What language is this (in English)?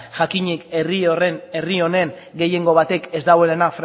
Basque